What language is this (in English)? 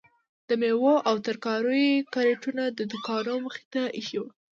Pashto